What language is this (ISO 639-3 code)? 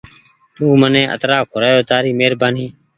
gig